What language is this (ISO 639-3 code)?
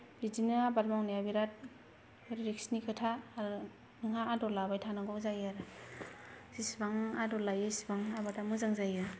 brx